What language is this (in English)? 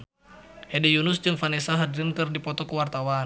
Sundanese